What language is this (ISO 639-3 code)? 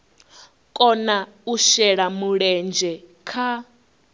ven